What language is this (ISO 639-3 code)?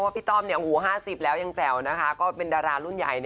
tha